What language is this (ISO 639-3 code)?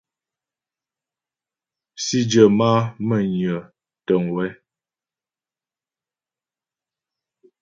bbj